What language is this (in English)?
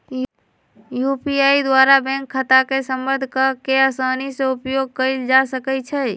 Magahi